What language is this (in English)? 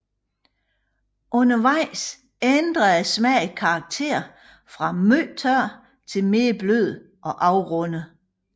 Danish